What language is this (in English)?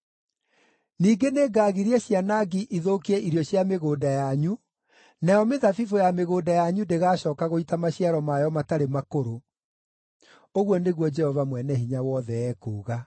Kikuyu